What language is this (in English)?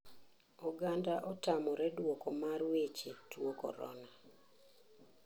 Luo (Kenya and Tanzania)